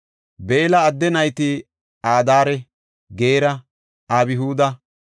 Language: Gofa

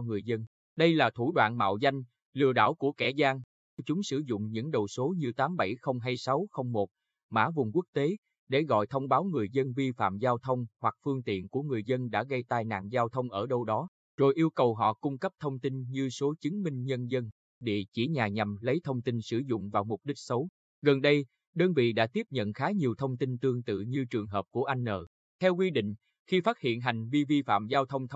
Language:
Vietnamese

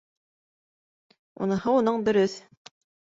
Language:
Bashkir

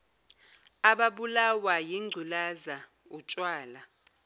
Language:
Zulu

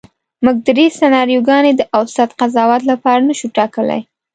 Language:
Pashto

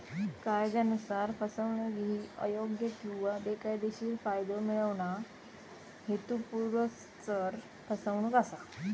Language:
Marathi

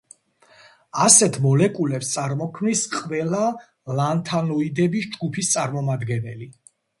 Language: Georgian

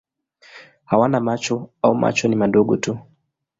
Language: Swahili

